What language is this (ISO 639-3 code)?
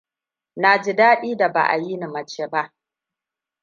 hau